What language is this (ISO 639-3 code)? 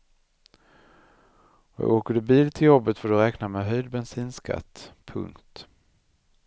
swe